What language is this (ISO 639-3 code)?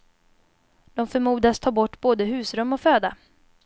swe